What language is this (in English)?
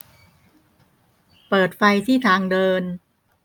Thai